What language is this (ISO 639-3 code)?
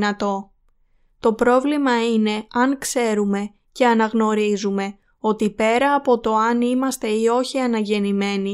ell